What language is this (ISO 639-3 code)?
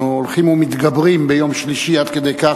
heb